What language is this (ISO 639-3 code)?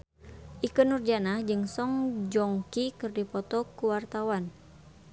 sun